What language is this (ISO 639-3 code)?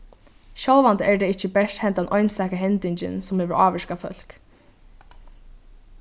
fao